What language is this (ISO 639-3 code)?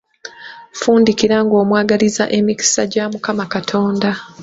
lug